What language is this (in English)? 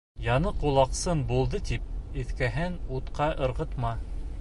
Bashkir